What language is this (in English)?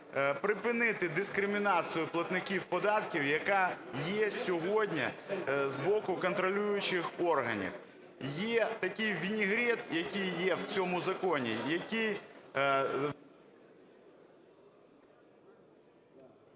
Ukrainian